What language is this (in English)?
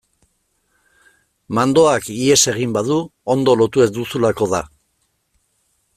Basque